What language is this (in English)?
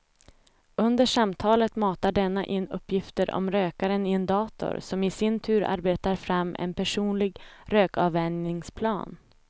Swedish